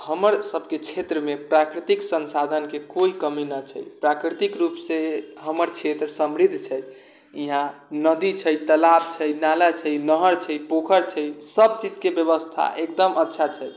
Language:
Maithili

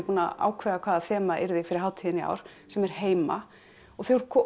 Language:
Icelandic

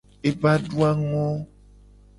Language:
Gen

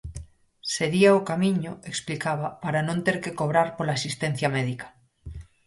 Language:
Galician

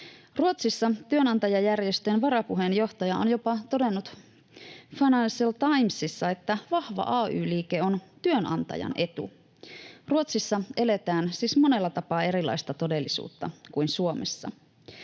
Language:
Finnish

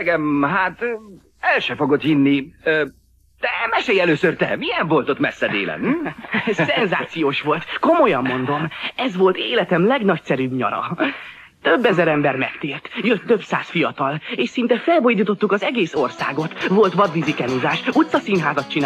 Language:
Hungarian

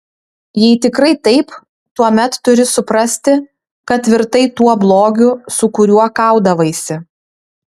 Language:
Lithuanian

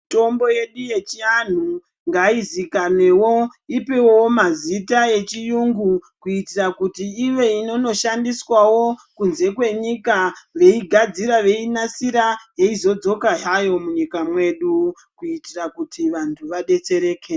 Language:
Ndau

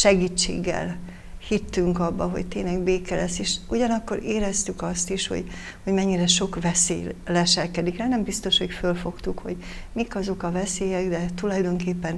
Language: Hungarian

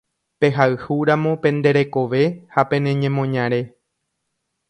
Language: Guarani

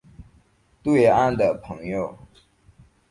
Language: Chinese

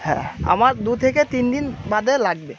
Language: Bangla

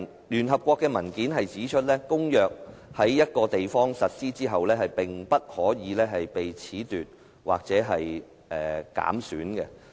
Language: Cantonese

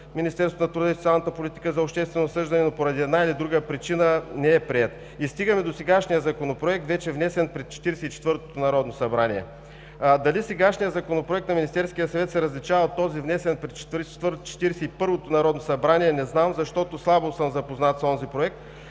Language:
Bulgarian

